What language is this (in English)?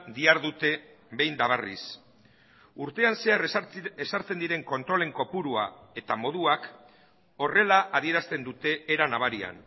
Basque